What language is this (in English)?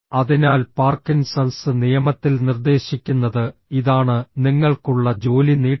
Malayalam